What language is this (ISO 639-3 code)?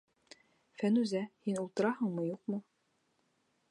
bak